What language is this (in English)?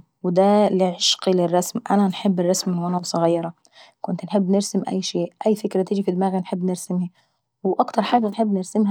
Saidi Arabic